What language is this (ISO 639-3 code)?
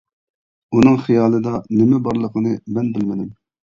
uig